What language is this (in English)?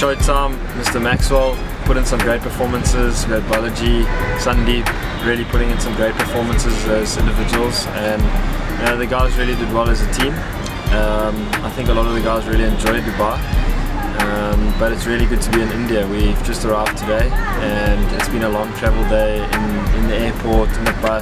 English